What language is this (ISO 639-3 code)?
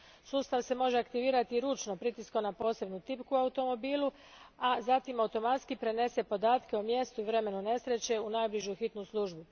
hrv